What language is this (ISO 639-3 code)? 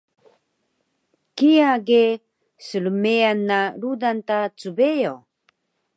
trv